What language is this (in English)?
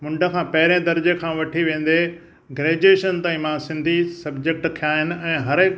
Sindhi